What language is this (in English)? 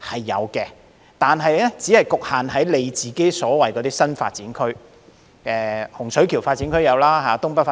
Cantonese